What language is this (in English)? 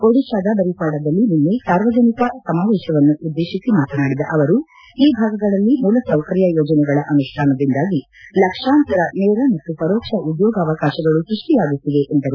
Kannada